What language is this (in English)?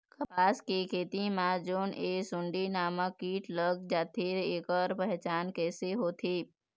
Chhattisgarhi